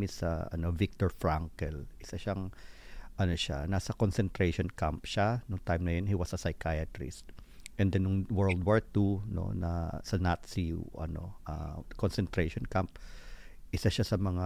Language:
Filipino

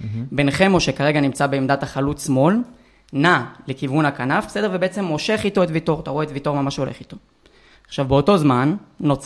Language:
Hebrew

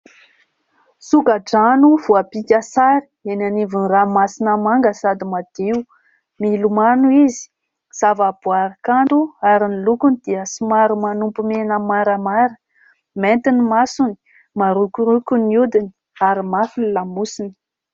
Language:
Malagasy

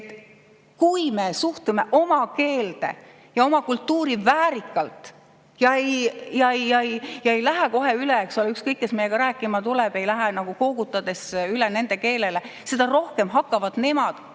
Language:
Estonian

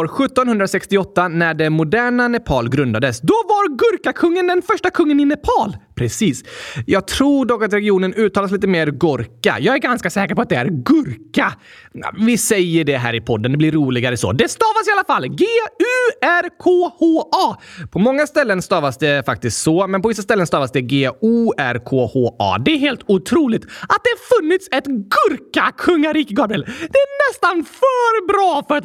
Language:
Swedish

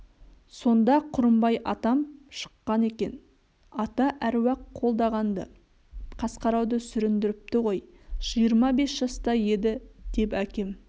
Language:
Kazakh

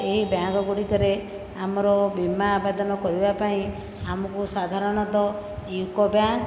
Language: Odia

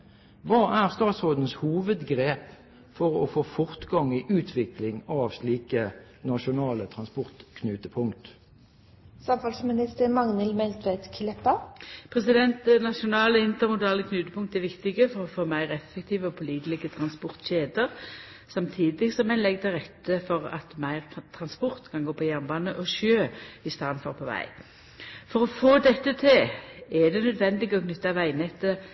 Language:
Norwegian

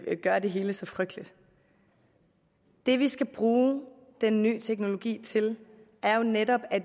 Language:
Danish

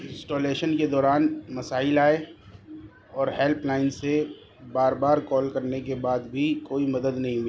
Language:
Urdu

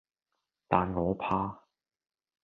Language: Cantonese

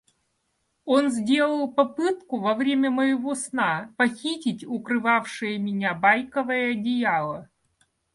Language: Russian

